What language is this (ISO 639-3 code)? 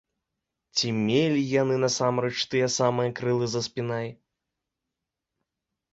bel